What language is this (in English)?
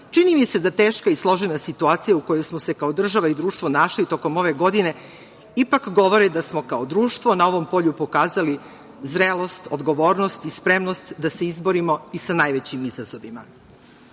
Serbian